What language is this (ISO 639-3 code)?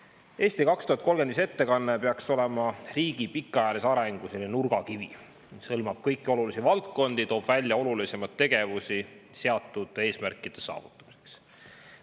est